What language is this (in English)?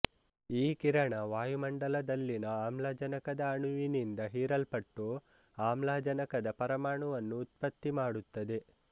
Kannada